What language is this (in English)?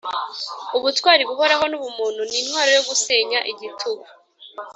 Kinyarwanda